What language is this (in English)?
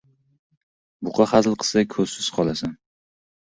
Uzbek